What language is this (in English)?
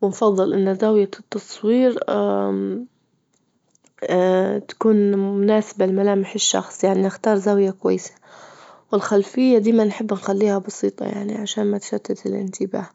Libyan Arabic